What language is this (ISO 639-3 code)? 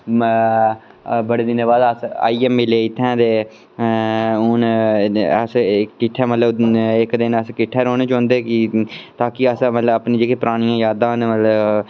doi